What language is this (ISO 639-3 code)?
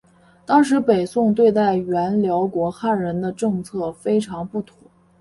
zho